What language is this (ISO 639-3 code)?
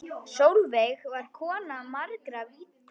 isl